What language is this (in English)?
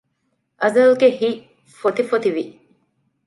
Divehi